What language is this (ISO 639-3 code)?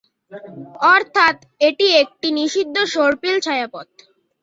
ben